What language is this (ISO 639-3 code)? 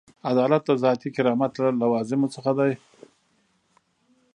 pus